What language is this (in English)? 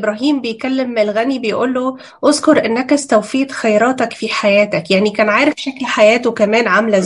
Arabic